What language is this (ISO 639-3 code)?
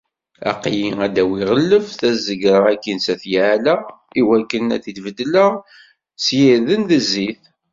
kab